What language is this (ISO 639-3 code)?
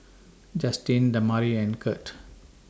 eng